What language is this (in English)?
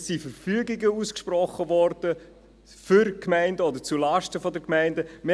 Swiss German